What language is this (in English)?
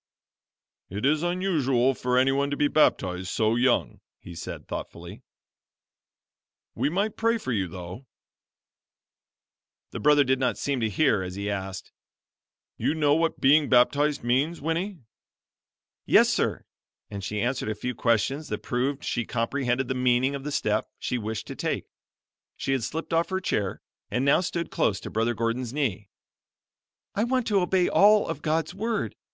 English